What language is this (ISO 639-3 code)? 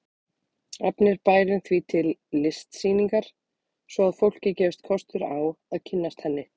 isl